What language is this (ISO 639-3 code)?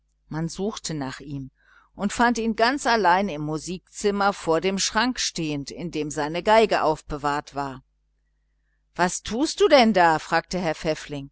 deu